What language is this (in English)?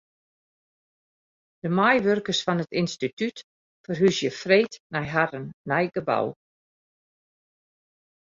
Western Frisian